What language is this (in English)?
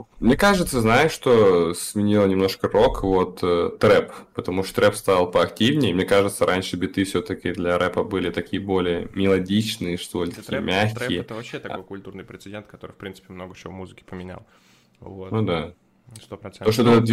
Russian